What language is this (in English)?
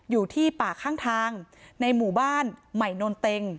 Thai